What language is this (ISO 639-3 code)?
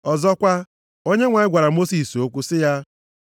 ibo